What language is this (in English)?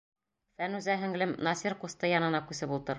Bashkir